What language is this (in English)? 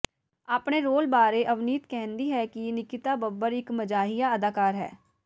Punjabi